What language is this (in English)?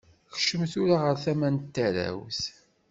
Kabyle